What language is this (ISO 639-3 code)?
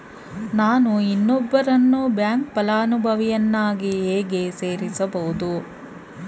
kan